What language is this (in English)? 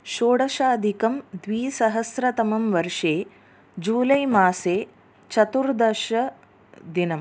Sanskrit